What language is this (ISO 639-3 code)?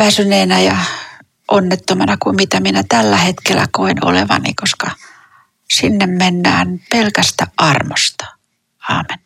fin